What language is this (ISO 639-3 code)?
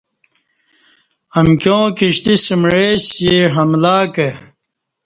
bsh